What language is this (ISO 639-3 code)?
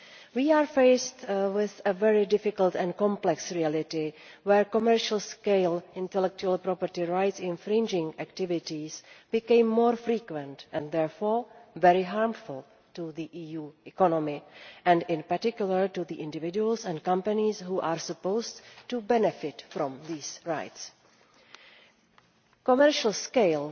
eng